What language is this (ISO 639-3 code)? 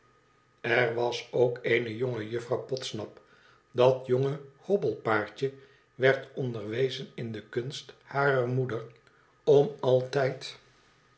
nld